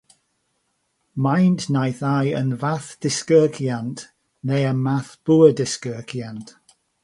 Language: Welsh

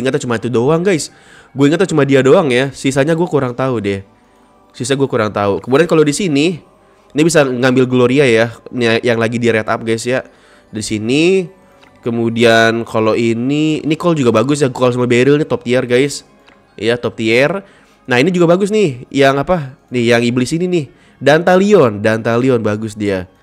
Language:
Indonesian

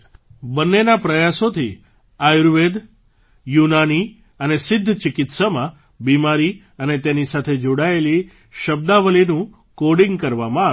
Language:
Gujarati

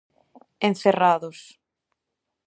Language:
Galician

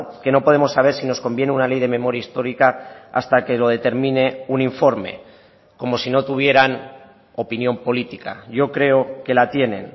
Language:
Spanish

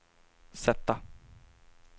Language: Swedish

